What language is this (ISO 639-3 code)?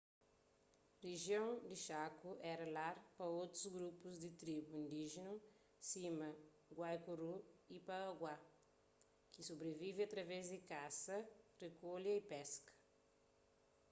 kea